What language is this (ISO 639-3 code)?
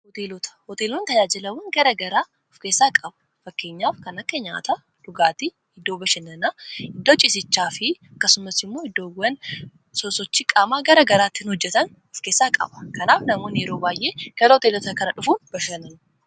orm